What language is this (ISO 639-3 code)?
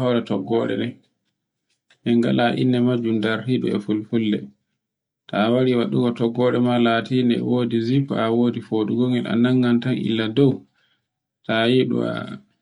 fue